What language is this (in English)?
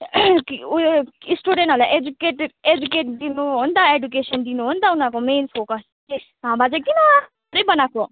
Nepali